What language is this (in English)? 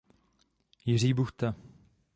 Czech